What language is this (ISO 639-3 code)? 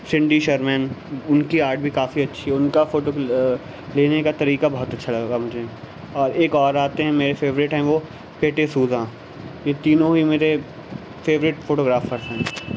urd